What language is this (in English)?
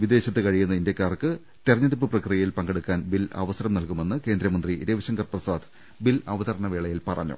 Malayalam